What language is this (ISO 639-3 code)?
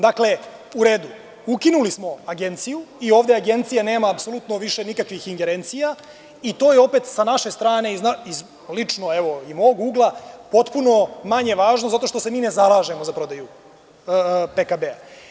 srp